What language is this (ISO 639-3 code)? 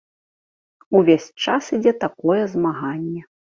bel